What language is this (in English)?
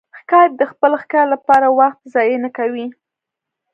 Pashto